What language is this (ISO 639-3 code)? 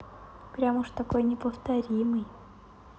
rus